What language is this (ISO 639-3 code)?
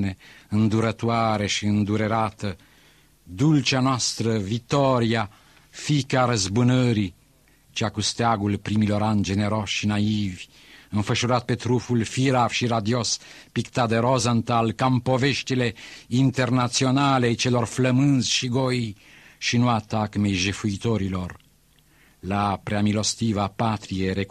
ron